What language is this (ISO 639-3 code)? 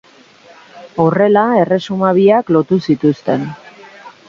eus